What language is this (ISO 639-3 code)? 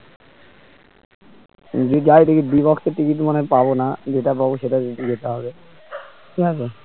ben